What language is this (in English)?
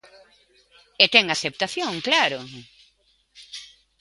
Galician